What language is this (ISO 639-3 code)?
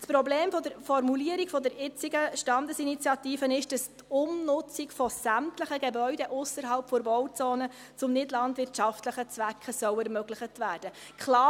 gsw